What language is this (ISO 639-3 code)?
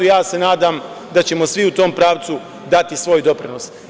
srp